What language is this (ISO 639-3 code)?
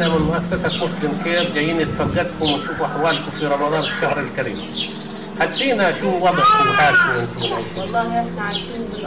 ara